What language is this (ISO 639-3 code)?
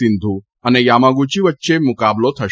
guj